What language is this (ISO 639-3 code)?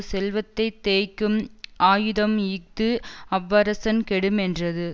tam